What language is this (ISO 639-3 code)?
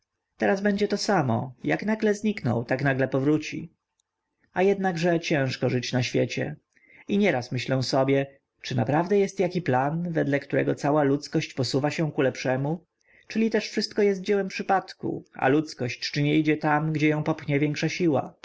pol